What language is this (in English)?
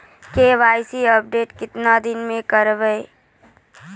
Maithili